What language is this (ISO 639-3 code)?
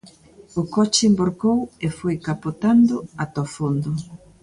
glg